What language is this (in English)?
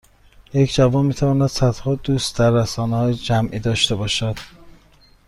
Persian